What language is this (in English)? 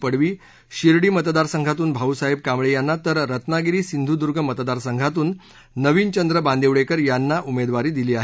Marathi